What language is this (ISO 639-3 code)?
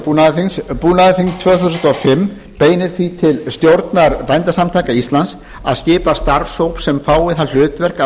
isl